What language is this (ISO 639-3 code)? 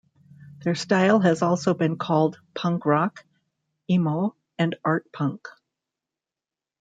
eng